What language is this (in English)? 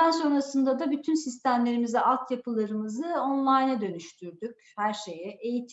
Turkish